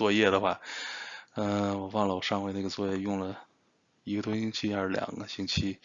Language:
Chinese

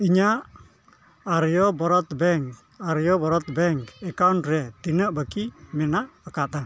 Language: Santali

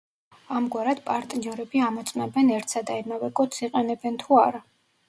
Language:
Georgian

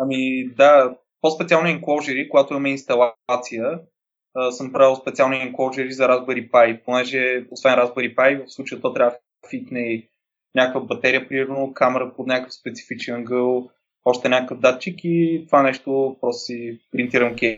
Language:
Bulgarian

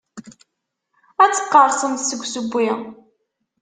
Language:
Kabyle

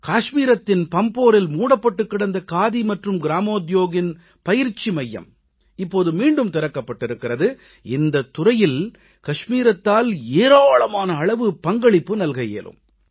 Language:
Tamil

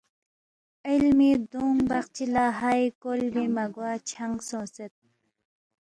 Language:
Balti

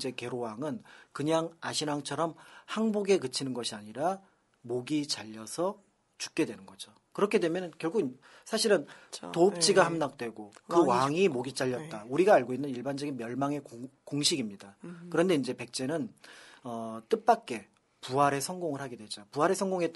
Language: Korean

